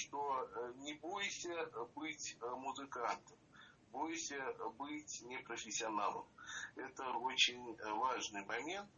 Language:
Russian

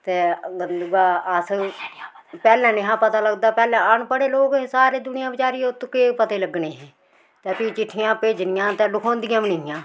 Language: Dogri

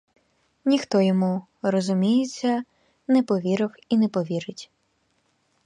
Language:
Ukrainian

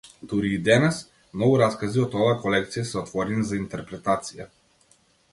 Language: Macedonian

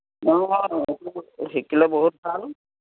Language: Assamese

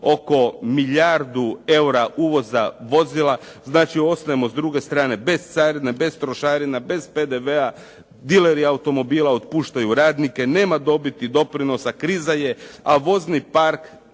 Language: Croatian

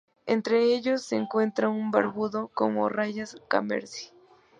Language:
Spanish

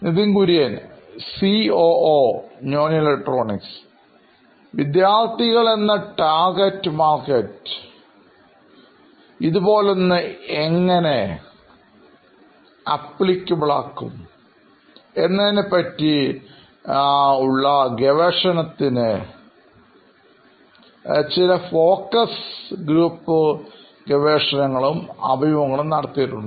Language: Malayalam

